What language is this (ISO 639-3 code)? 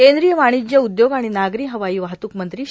mar